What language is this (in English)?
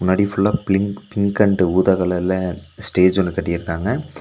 Tamil